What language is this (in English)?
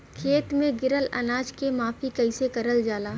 Bhojpuri